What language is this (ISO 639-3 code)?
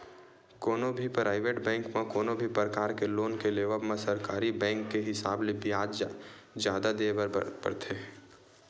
hne